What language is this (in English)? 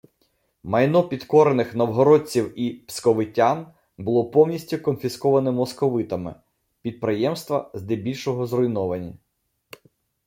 Ukrainian